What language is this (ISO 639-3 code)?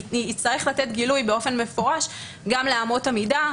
heb